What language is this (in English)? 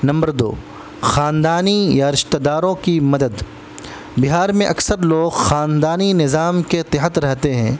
Urdu